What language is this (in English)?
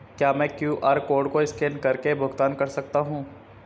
Hindi